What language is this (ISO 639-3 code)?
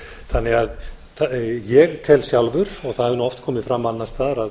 isl